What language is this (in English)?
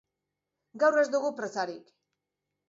Basque